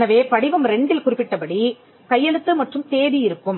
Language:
Tamil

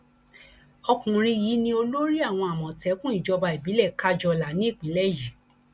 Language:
Yoruba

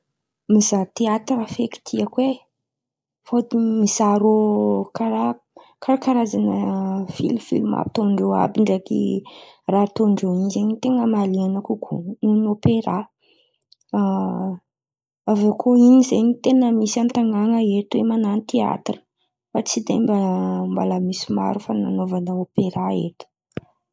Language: Antankarana Malagasy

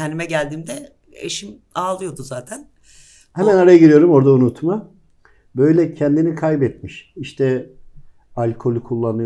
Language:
Turkish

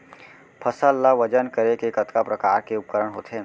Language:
Chhattisgarhi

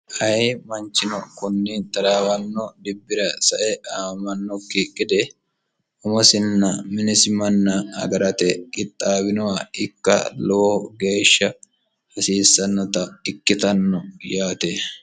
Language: Sidamo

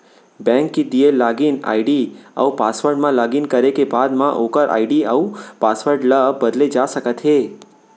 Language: Chhattisgarhi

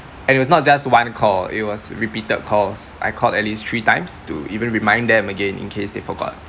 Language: English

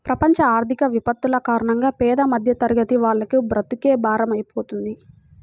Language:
Telugu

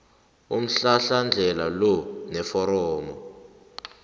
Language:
South Ndebele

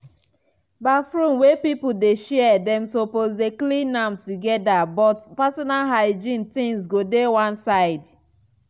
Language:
Nigerian Pidgin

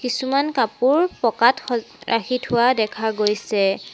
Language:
Assamese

